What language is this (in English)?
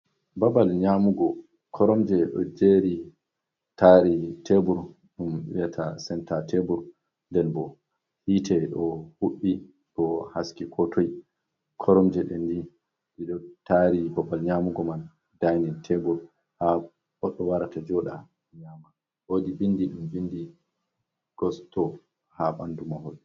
Fula